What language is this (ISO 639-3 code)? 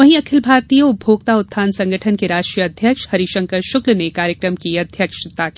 hin